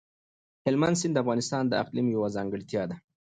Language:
Pashto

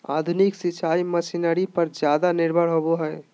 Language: Magahi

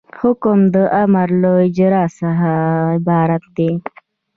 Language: Pashto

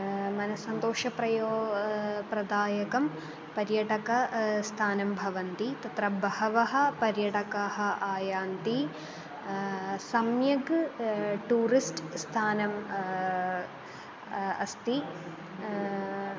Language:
Sanskrit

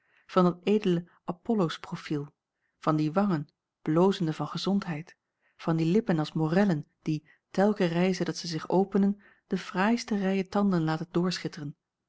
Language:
Dutch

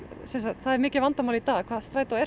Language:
Icelandic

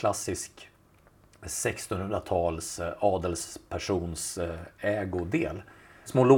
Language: Swedish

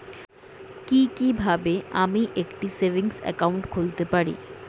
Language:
Bangla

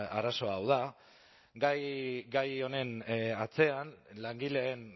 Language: Basque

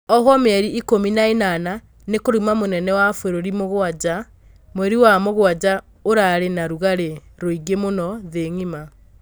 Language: Kikuyu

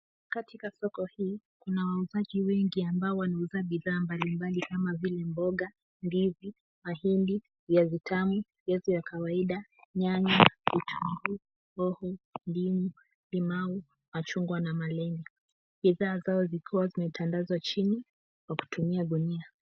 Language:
Swahili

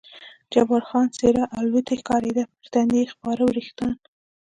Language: Pashto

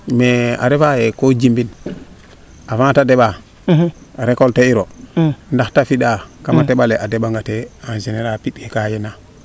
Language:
Serer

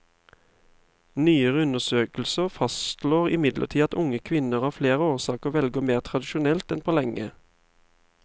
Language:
Norwegian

